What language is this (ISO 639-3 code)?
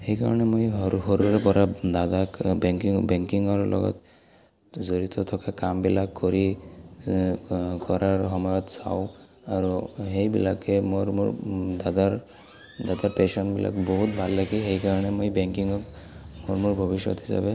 asm